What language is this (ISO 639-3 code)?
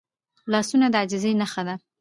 pus